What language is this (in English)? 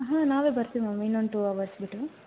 Kannada